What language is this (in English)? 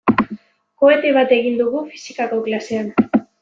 Basque